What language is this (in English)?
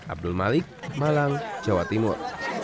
Indonesian